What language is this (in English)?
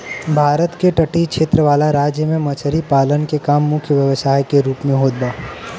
Bhojpuri